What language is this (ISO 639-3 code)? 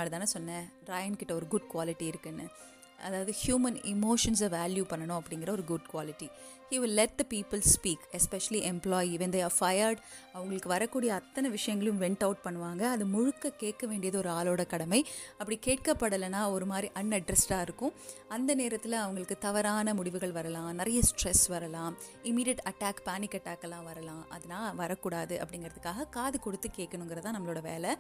tam